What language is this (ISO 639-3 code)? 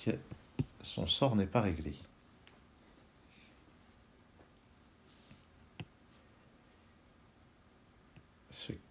fra